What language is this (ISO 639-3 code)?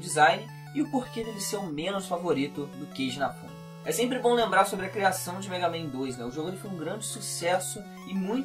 por